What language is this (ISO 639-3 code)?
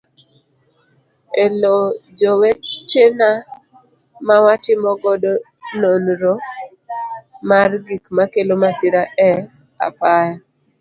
luo